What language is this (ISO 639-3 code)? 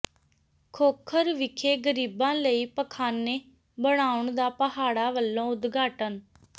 pan